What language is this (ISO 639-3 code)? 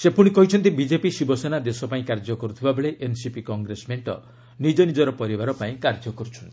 ori